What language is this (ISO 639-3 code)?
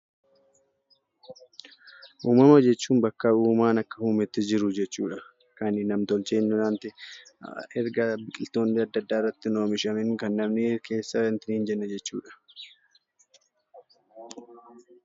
orm